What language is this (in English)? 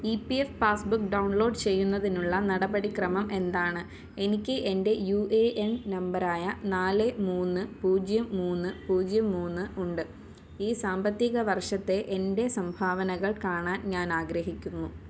Malayalam